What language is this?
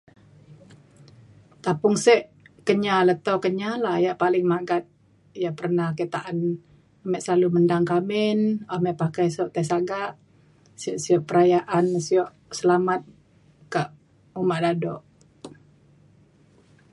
Mainstream Kenyah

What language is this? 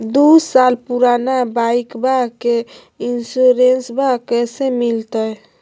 Magahi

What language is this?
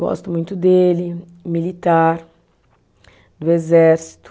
Portuguese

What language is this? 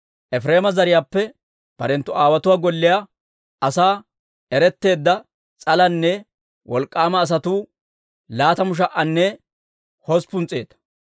Dawro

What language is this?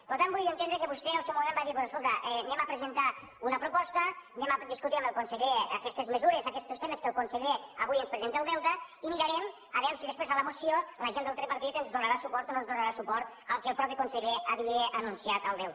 Catalan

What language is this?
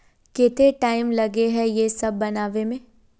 Magahi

